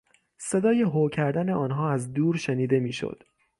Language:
Persian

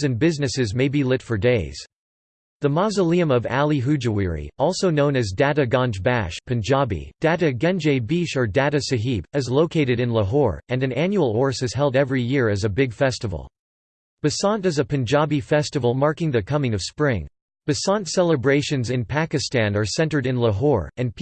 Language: English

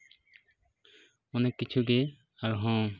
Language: Santali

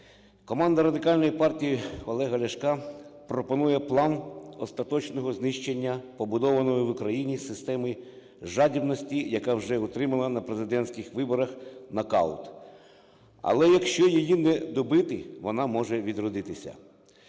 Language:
Ukrainian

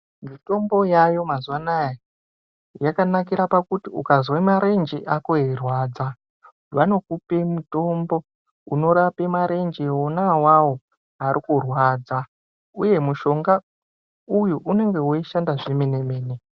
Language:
Ndau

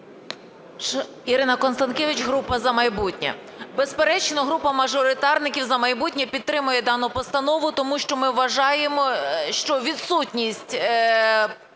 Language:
Ukrainian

